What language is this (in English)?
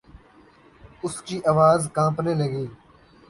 Urdu